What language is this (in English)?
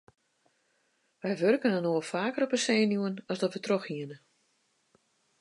Western Frisian